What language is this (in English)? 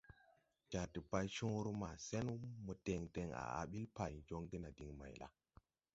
Tupuri